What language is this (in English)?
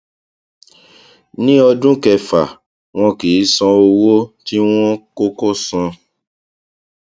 Yoruba